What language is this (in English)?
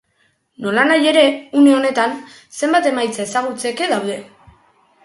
Basque